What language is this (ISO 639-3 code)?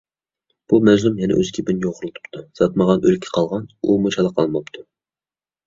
uig